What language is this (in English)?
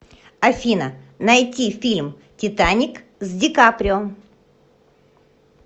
Russian